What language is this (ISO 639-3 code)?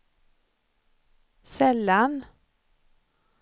swe